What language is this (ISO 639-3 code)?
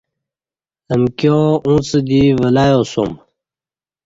bsh